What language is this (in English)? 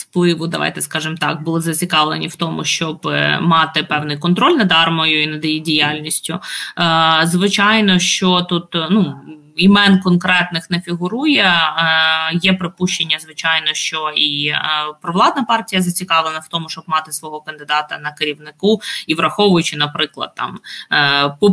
Ukrainian